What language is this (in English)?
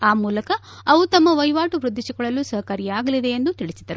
Kannada